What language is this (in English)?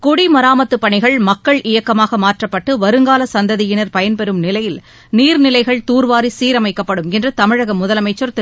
Tamil